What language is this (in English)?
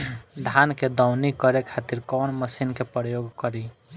Bhojpuri